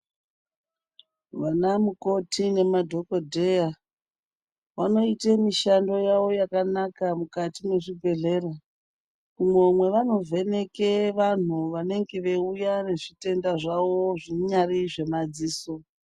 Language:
Ndau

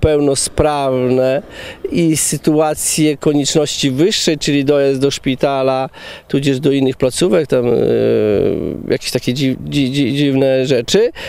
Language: Polish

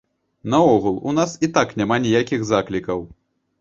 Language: Belarusian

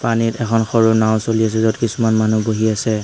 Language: Assamese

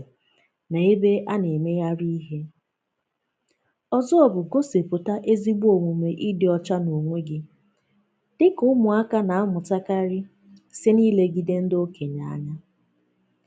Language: Igbo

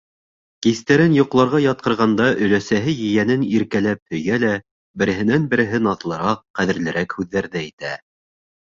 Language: Bashkir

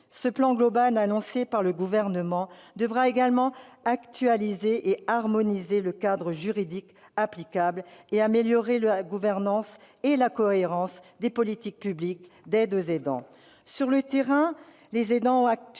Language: French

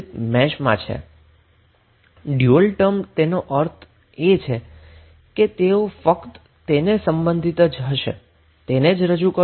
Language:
Gujarati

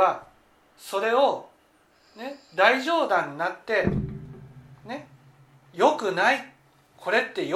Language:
Japanese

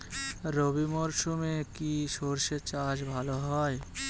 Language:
Bangla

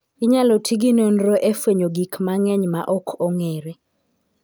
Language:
Luo (Kenya and Tanzania)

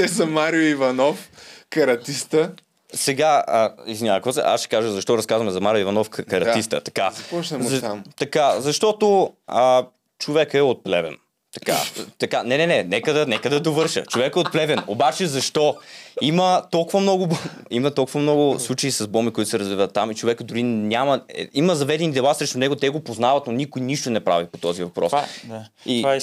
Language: Bulgarian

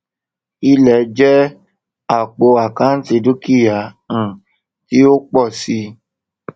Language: Yoruba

